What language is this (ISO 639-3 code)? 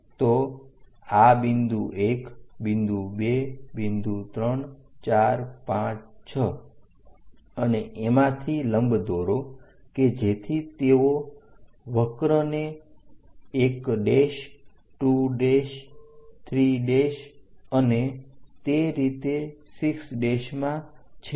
guj